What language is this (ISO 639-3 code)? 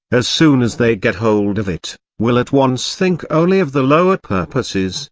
eng